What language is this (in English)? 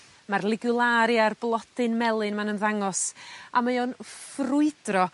Welsh